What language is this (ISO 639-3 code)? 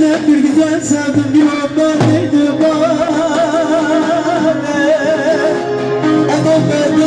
tur